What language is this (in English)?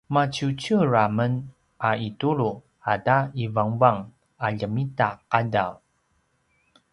Paiwan